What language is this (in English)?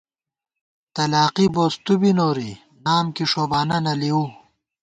Gawar-Bati